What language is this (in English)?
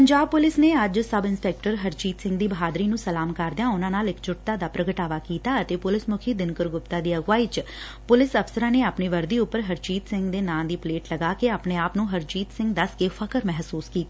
Punjabi